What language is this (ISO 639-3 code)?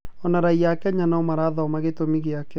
kik